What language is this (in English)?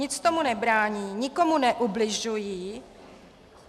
Czech